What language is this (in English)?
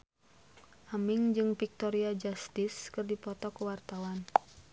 Sundanese